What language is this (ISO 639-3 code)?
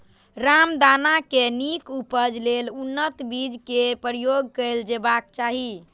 mai